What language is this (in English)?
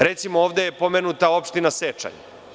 Serbian